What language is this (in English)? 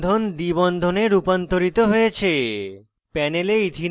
Bangla